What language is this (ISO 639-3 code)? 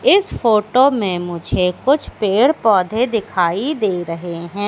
hin